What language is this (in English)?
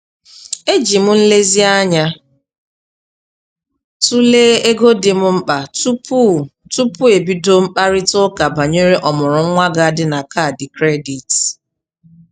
Igbo